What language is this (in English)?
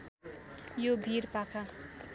Nepali